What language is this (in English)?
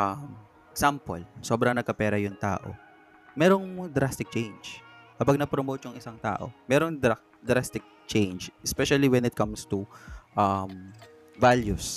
Filipino